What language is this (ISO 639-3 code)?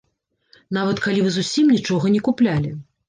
bel